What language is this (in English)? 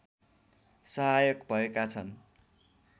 Nepali